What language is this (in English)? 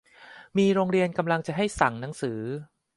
Thai